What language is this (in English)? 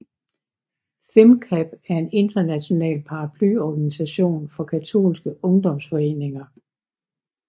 Danish